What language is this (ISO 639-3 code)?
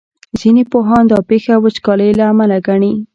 pus